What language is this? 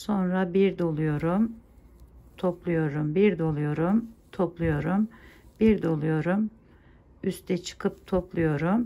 Turkish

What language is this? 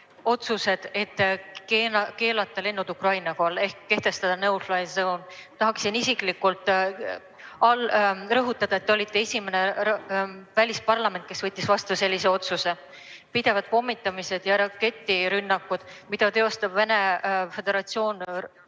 Estonian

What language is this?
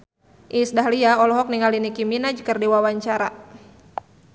Sundanese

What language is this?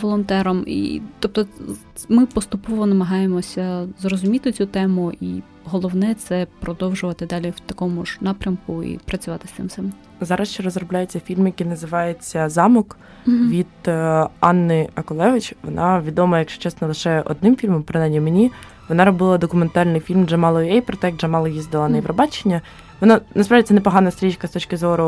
Ukrainian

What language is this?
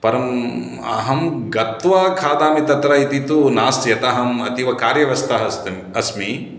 Sanskrit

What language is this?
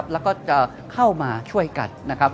Thai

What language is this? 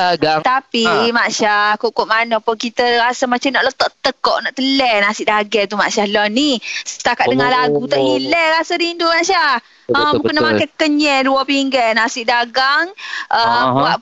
Malay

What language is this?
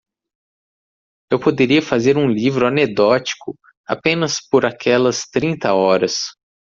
Portuguese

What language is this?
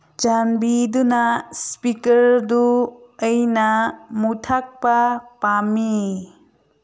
Manipuri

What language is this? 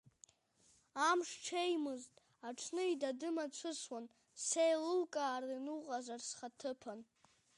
Abkhazian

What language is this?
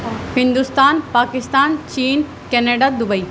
Urdu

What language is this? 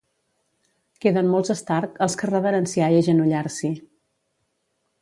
Catalan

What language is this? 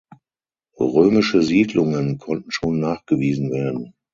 German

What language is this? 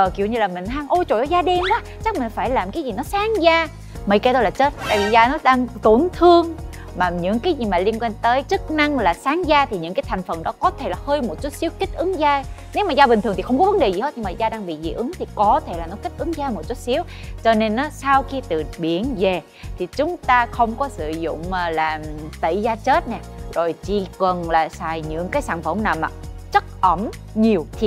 Vietnamese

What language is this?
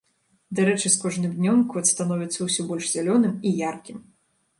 Belarusian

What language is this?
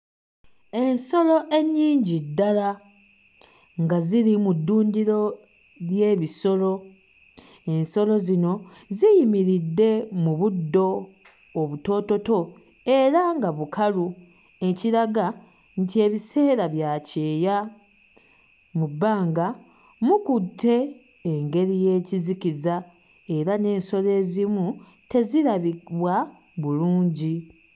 Ganda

